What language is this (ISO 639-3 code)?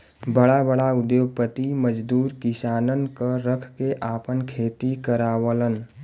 bho